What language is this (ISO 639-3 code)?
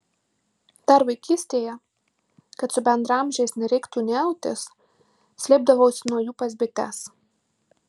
lit